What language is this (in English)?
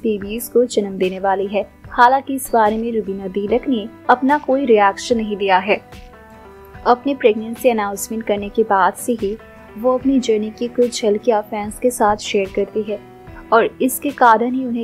Hindi